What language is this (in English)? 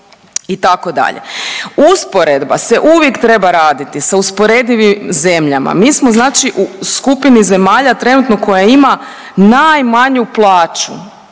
Croatian